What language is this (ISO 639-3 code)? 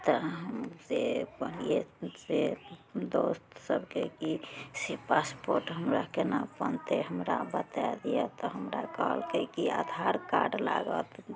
mai